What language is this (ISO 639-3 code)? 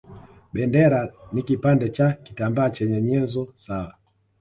swa